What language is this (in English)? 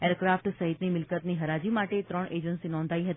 Gujarati